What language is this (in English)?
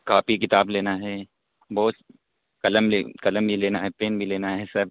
Urdu